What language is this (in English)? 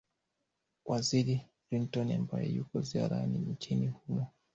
Swahili